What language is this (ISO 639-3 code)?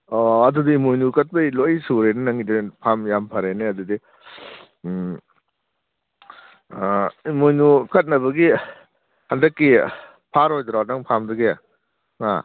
mni